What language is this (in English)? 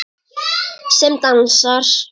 Icelandic